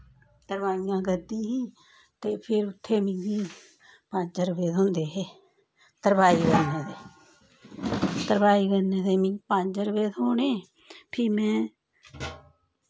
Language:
Dogri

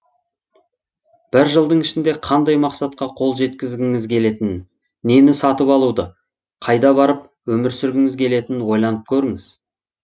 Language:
Kazakh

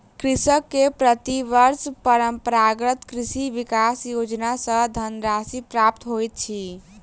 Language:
Maithili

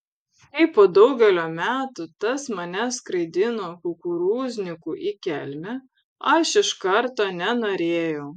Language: Lithuanian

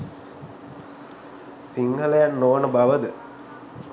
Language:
Sinhala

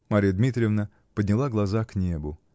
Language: Russian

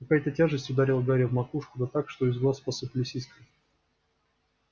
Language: Russian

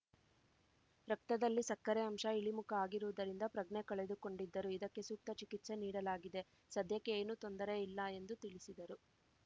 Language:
Kannada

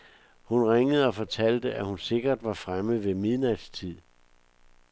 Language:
Danish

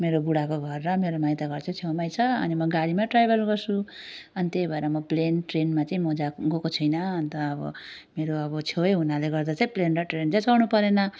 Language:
Nepali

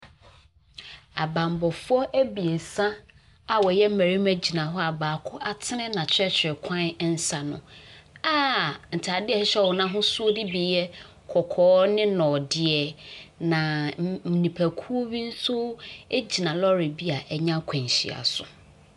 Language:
Akan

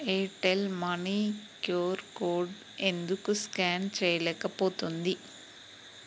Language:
Telugu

